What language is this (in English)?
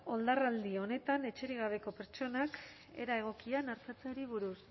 Basque